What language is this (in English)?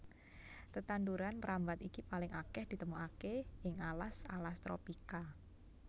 Javanese